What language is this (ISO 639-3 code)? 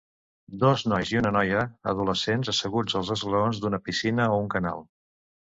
cat